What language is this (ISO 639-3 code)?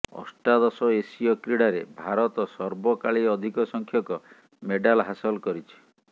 ori